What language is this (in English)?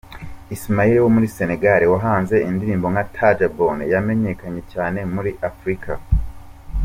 Kinyarwanda